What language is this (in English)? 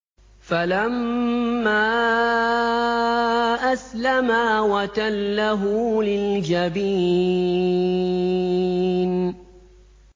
Arabic